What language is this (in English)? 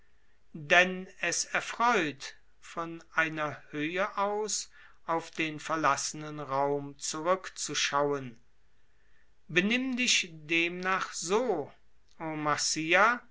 German